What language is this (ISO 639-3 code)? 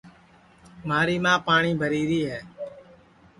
ssi